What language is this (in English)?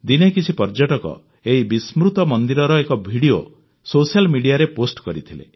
Odia